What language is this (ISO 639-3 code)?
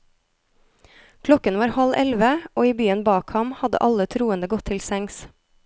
nor